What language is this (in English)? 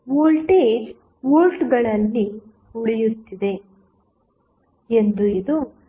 Kannada